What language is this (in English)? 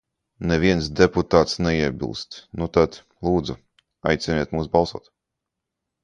Latvian